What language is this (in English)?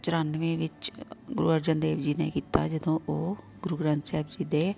Punjabi